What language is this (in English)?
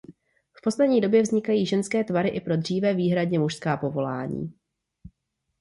Czech